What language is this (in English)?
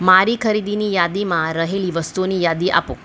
Gujarati